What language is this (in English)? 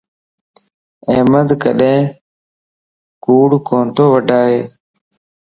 Lasi